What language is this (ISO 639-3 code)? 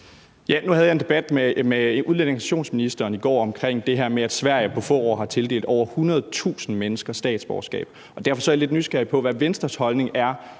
dan